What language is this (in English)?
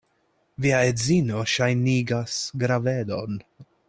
Esperanto